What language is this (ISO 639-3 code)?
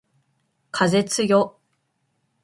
jpn